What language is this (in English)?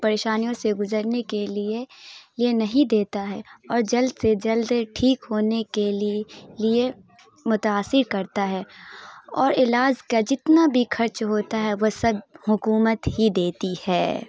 Urdu